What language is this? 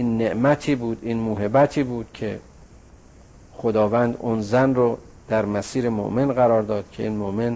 Persian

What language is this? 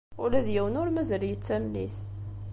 Kabyle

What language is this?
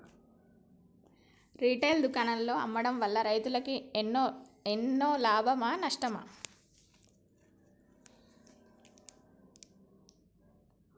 Telugu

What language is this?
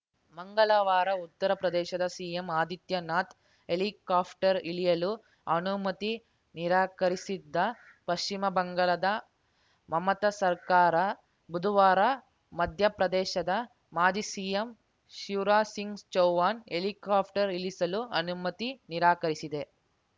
Kannada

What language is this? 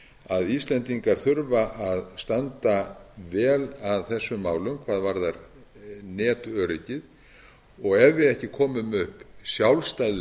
Icelandic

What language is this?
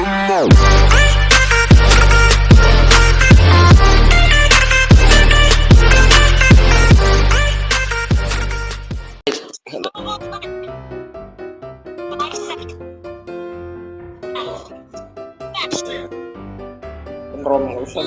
Indonesian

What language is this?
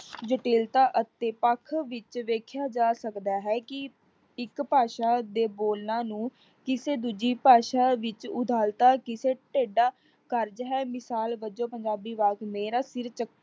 Punjabi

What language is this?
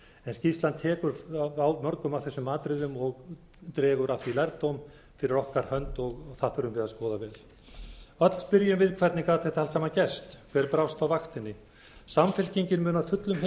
Icelandic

